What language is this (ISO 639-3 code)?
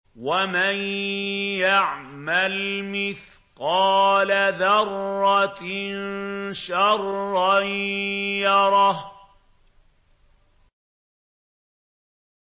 ara